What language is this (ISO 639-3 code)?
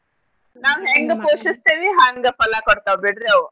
kan